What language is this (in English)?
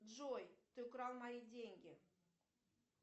Russian